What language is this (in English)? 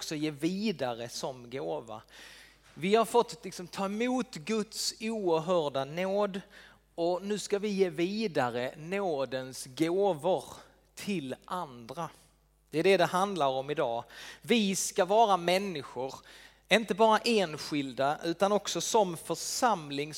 Swedish